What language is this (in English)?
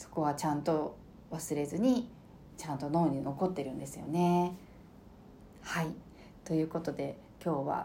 Japanese